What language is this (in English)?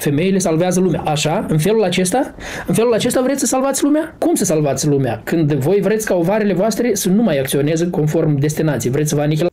Romanian